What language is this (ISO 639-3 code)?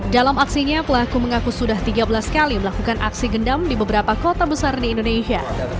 ind